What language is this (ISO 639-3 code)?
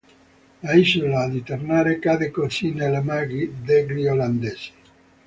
ita